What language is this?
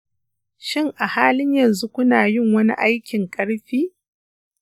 Hausa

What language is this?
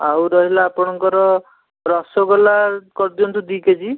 Odia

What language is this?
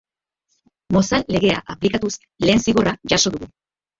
Basque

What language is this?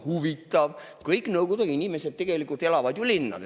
Estonian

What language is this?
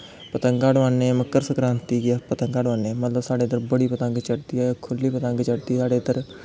Dogri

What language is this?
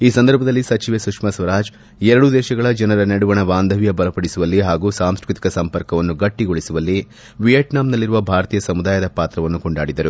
Kannada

